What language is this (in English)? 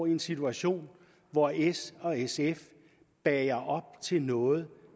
Danish